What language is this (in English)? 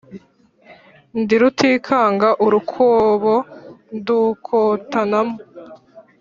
Kinyarwanda